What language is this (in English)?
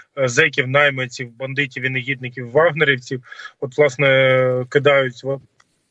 Ukrainian